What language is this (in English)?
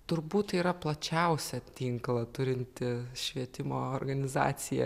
Lithuanian